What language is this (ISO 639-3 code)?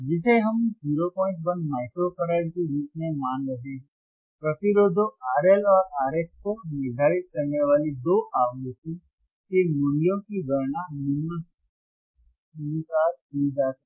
hin